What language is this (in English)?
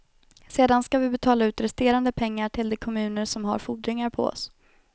Swedish